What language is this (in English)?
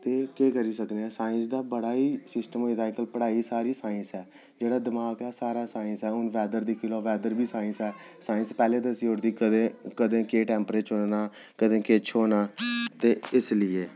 Dogri